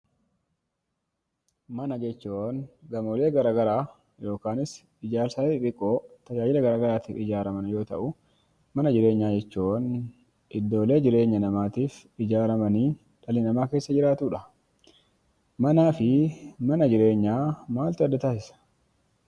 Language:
Oromo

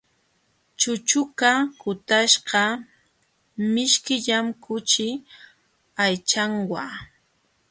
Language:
Jauja Wanca Quechua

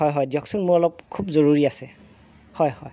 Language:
Assamese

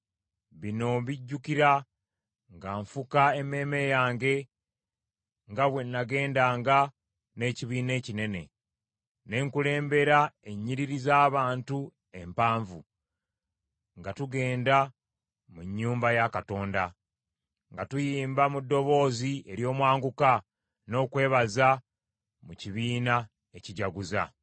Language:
Ganda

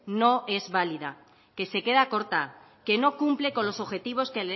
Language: Spanish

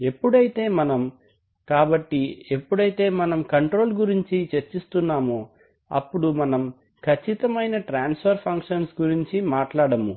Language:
Telugu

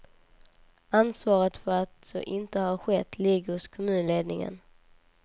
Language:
Swedish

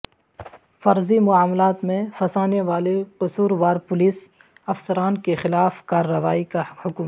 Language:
Urdu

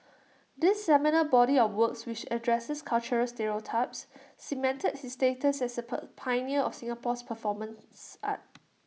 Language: English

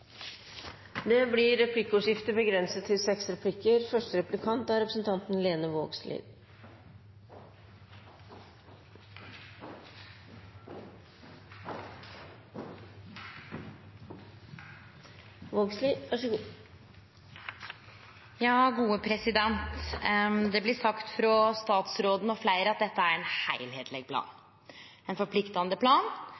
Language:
Norwegian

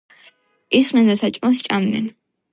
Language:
Georgian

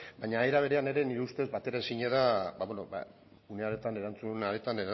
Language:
Basque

